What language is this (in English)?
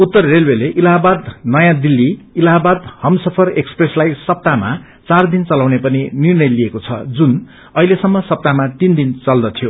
Nepali